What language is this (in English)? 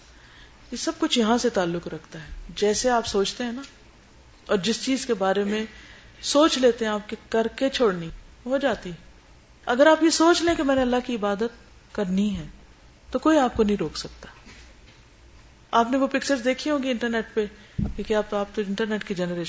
Urdu